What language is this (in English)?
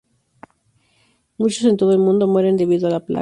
Spanish